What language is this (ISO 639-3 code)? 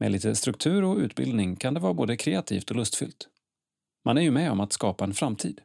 swe